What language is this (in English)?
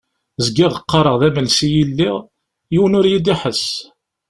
Kabyle